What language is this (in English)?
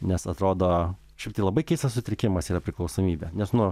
Lithuanian